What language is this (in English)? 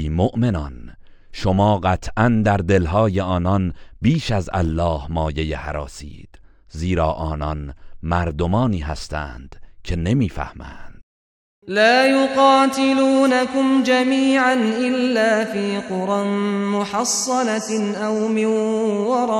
Persian